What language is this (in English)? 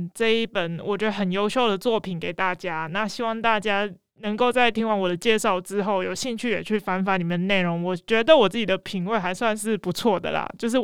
Chinese